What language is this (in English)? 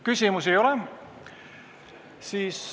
Estonian